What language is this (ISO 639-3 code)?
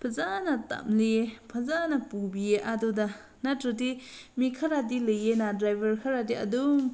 mni